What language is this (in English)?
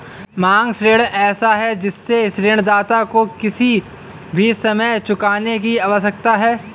Hindi